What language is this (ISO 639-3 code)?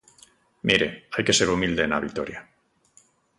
glg